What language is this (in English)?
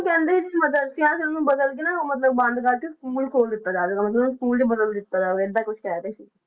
Punjabi